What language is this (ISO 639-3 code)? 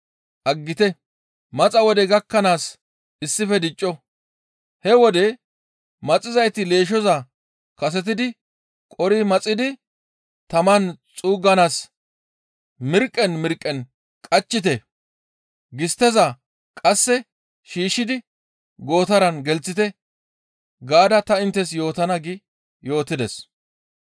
gmv